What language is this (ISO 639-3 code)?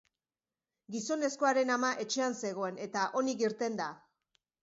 eus